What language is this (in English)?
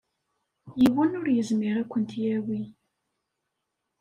Kabyle